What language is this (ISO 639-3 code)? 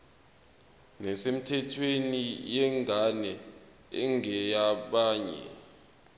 zul